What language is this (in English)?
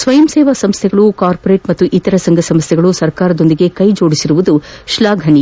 Kannada